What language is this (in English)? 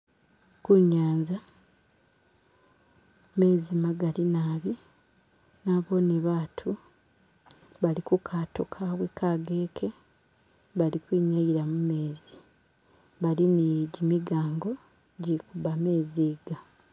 Masaaba